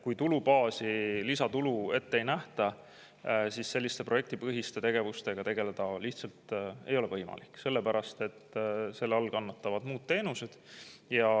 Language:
Estonian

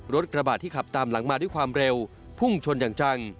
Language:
Thai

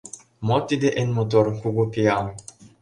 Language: Mari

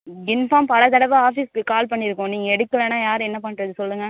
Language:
Tamil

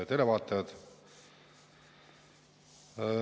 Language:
Estonian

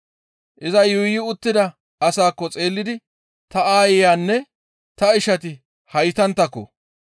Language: Gamo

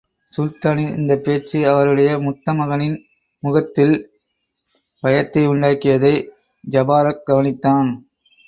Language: Tamil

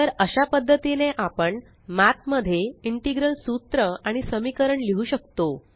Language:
Marathi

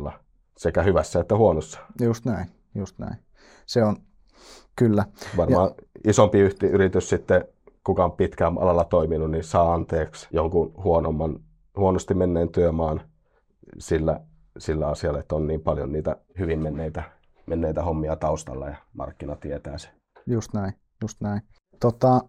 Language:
Finnish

